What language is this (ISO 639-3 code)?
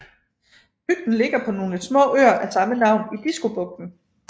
dan